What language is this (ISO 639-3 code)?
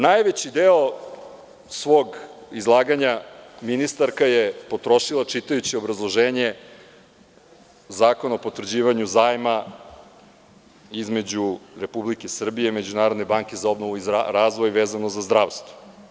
srp